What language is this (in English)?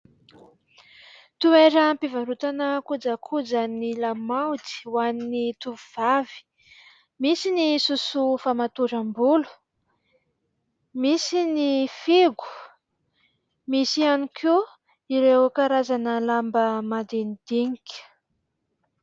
Malagasy